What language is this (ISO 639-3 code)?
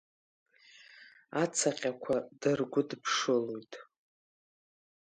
abk